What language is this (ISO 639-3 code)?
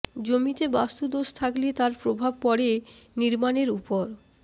ben